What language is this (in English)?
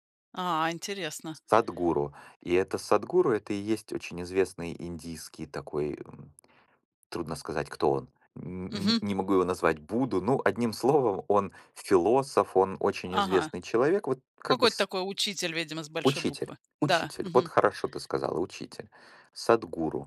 Russian